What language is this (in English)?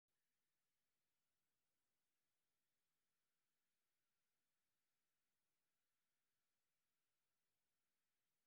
Somali